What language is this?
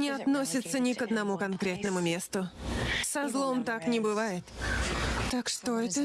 Russian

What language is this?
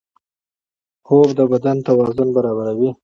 Pashto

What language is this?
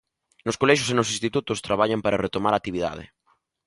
Galician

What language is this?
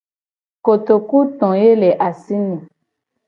Gen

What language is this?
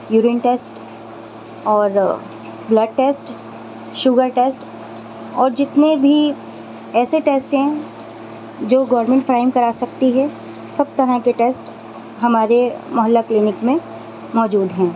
Urdu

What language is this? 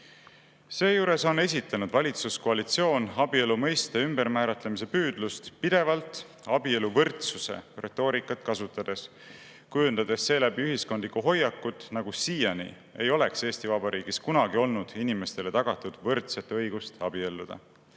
Estonian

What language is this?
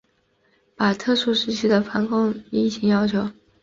Chinese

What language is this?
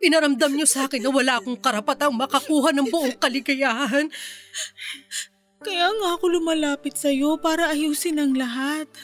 Filipino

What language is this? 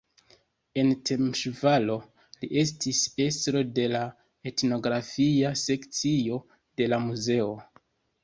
Esperanto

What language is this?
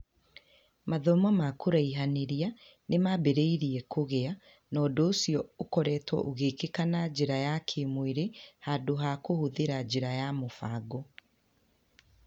Kikuyu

